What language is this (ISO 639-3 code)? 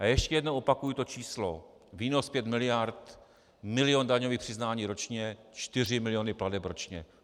ces